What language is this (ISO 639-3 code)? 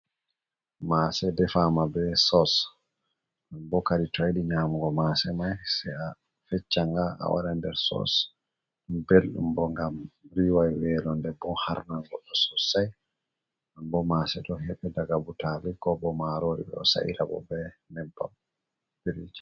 ful